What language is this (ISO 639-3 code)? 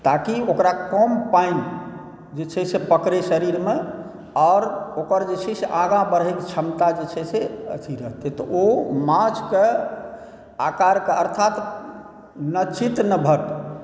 mai